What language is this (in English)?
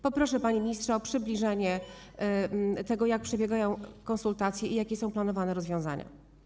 Polish